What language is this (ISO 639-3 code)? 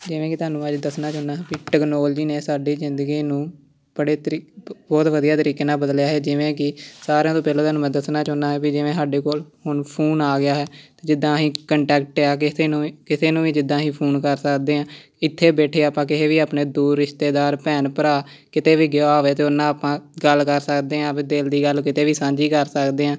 pan